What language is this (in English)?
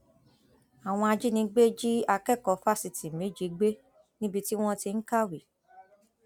Yoruba